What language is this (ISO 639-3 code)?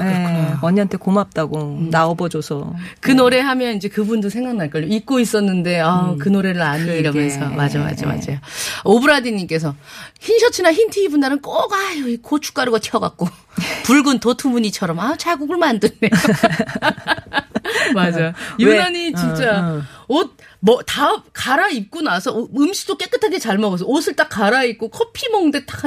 kor